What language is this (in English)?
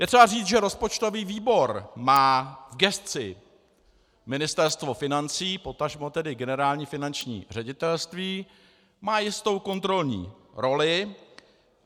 Czech